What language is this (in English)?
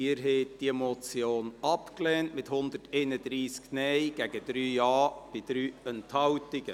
Swiss German